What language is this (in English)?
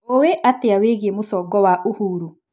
Kikuyu